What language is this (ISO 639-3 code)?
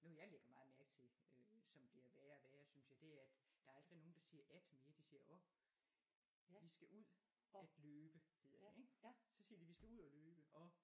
dan